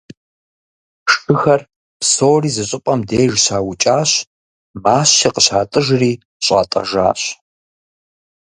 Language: Kabardian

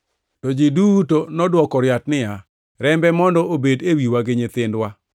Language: Luo (Kenya and Tanzania)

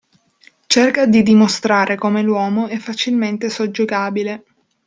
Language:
Italian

